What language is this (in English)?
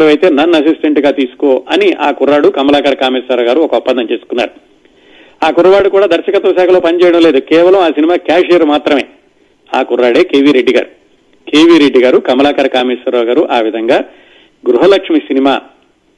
Telugu